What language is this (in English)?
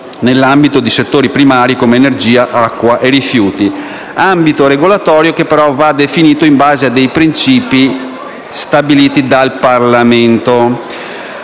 Italian